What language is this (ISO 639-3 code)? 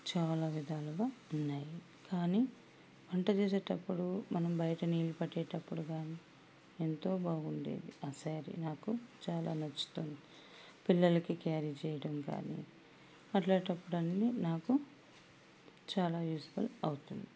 tel